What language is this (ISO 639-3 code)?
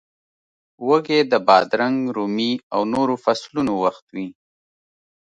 pus